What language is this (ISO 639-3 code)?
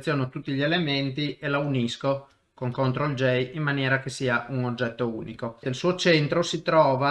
ita